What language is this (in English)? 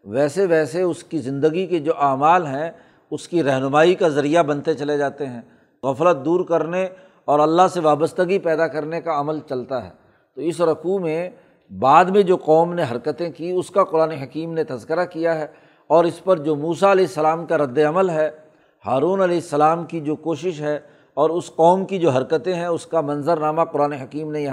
Urdu